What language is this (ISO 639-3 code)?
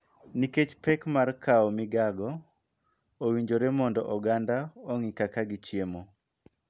luo